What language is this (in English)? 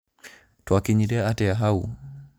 Kikuyu